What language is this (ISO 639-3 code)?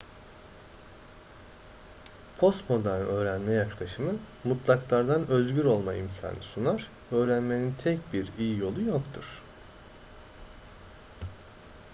tur